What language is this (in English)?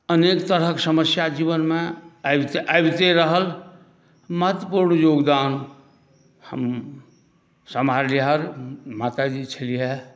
Maithili